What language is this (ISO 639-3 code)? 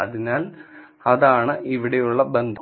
mal